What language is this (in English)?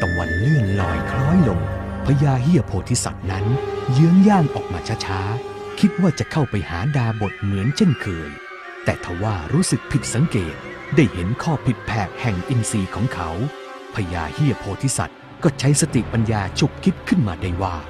Thai